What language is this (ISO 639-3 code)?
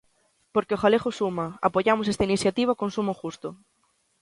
glg